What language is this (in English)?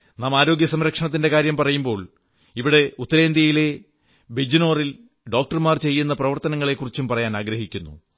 Malayalam